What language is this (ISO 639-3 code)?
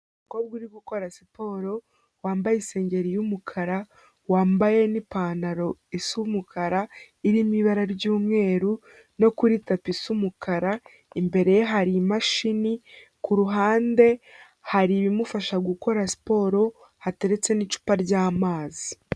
kin